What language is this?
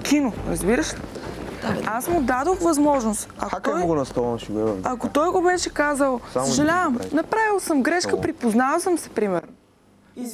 Bulgarian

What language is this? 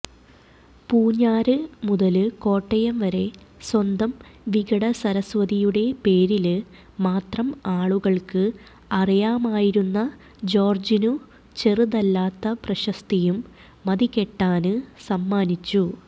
Malayalam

